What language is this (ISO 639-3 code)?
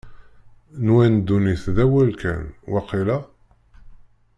kab